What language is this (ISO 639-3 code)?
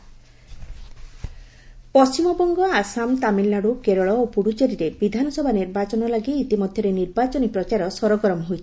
ori